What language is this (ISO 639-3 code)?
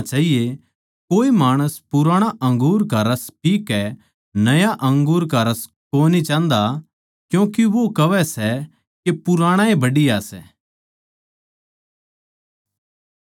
bgc